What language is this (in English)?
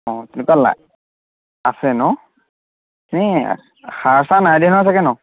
Assamese